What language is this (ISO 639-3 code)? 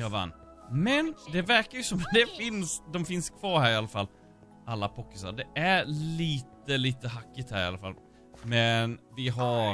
swe